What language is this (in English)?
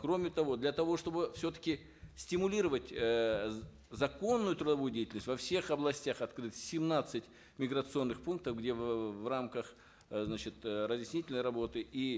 Kazakh